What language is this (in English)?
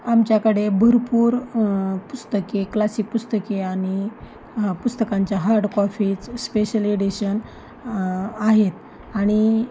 Marathi